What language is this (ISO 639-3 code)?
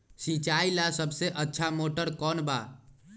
mag